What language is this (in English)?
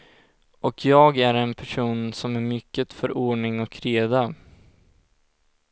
Swedish